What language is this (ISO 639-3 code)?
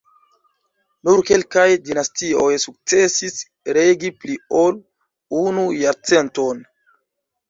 epo